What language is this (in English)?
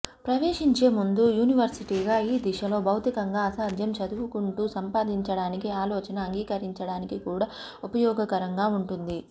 Telugu